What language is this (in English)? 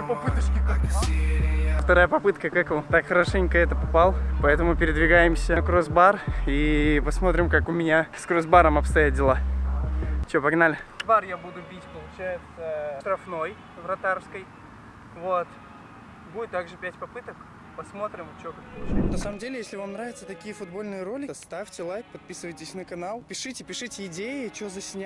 Russian